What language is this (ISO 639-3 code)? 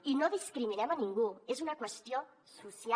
cat